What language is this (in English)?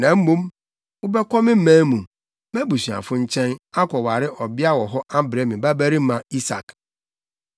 Akan